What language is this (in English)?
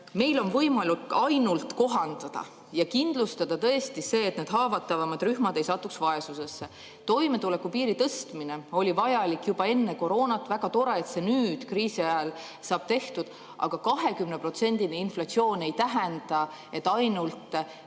Estonian